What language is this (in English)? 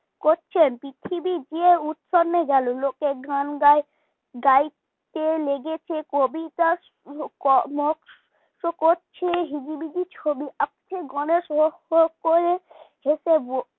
Bangla